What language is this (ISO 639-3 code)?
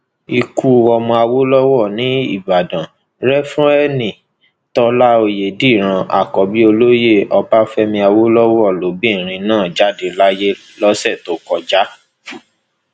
yor